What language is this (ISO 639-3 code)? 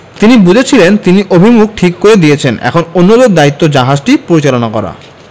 ben